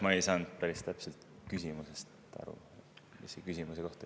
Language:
Estonian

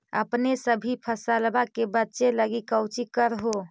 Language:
Magahi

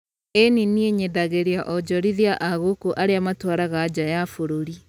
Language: Kikuyu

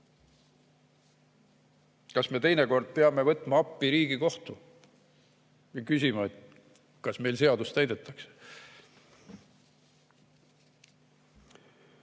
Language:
Estonian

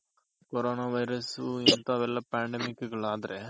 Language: Kannada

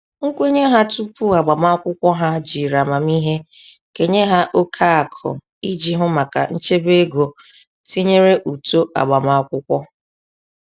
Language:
Igbo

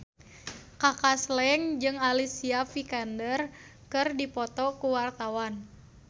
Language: Sundanese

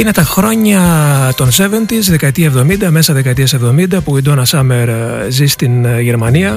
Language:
Greek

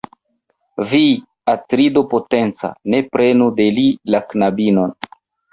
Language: Esperanto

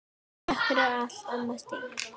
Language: Icelandic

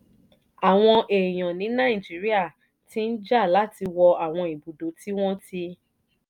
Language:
Yoruba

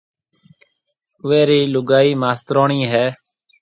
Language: Marwari (Pakistan)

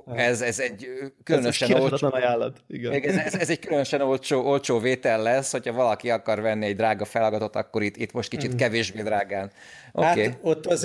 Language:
Hungarian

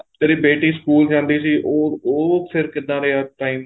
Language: Punjabi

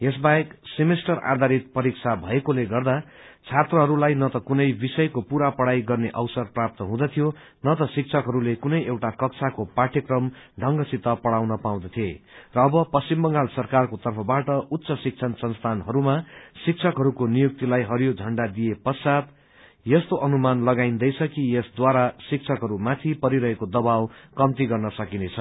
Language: Nepali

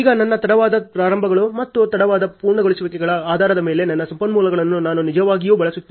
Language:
Kannada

